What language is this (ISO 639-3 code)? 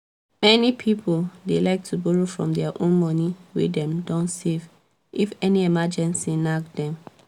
pcm